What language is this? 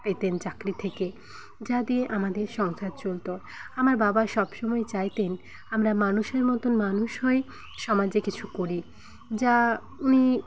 Bangla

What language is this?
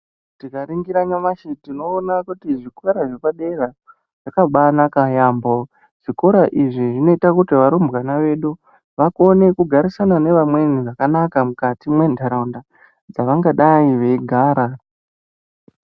Ndau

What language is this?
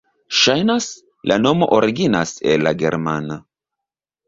Esperanto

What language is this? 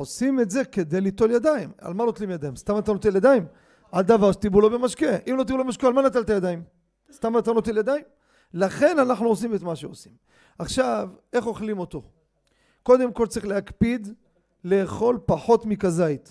Hebrew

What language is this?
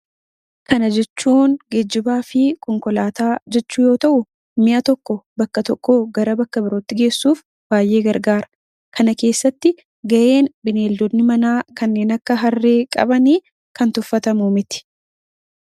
Oromo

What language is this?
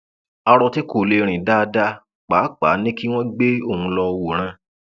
Yoruba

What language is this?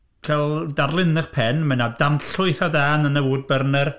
Welsh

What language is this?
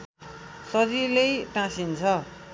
Nepali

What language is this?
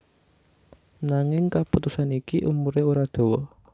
Javanese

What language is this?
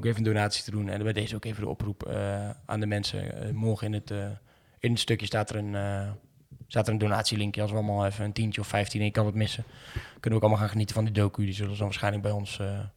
Dutch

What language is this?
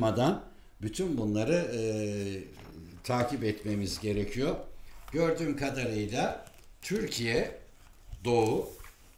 Turkish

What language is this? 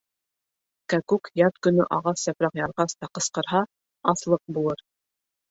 Bashkir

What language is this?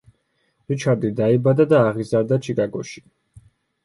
Georgian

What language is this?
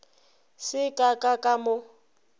Northern Sotho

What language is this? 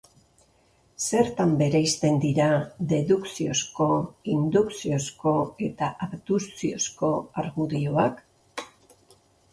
Basque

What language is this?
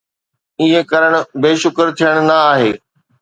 Sindhi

